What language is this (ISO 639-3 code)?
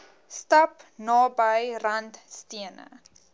afr